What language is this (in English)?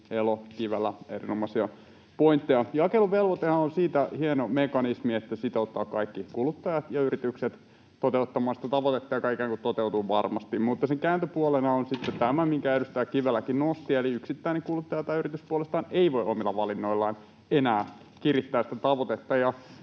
Finnish